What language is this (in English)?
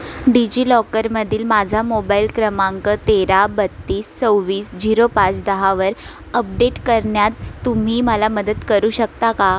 Marathi